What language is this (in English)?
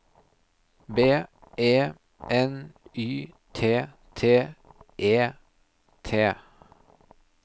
Norwegian